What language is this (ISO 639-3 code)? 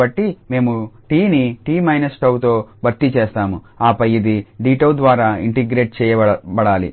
tel